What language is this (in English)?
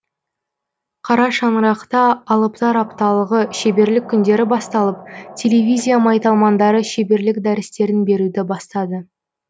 Kazakh